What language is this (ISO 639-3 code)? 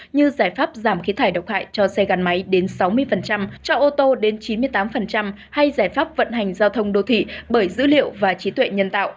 vie